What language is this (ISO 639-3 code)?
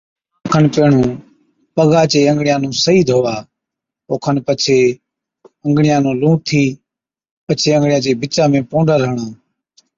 odk